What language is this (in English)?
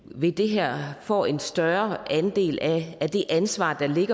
Danish